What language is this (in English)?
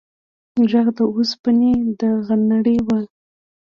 Pashto